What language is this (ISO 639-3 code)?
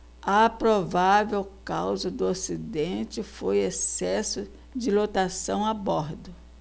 por